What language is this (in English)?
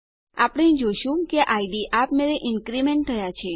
Gujarati